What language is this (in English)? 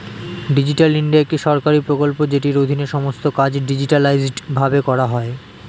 Bangla